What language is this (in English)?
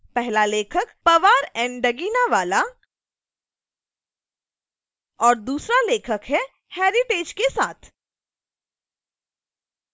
Hindi